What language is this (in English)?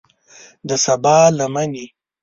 Pashto